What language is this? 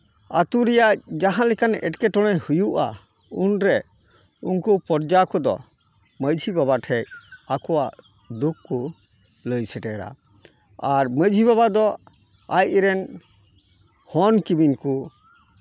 Santali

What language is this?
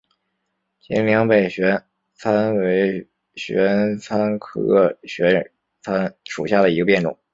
Chinese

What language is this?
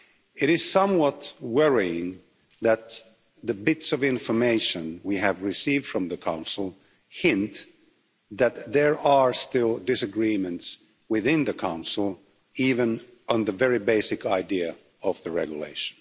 English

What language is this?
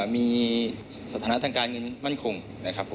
Thai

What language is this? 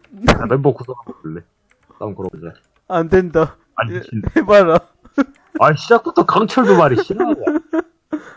Korean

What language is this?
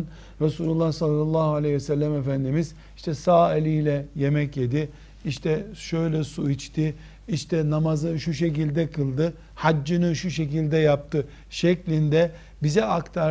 Turkish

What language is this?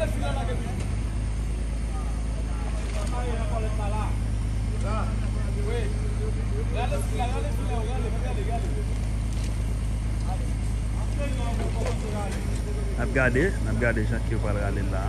French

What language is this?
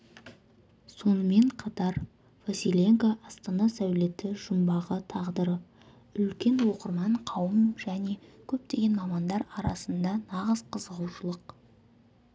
Kazakh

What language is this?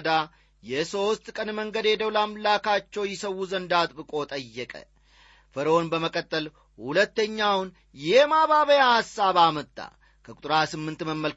Amharic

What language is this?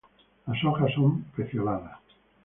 Spanish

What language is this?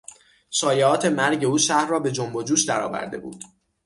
Persian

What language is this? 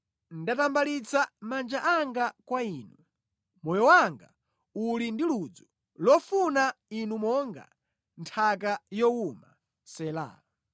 Nyanja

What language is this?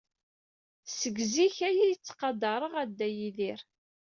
Kabyle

